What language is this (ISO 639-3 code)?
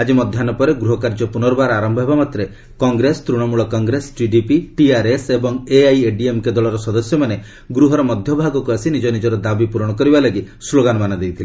ori